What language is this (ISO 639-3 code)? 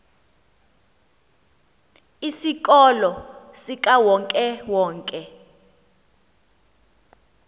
xho